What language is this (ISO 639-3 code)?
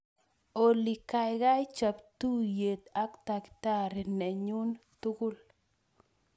kln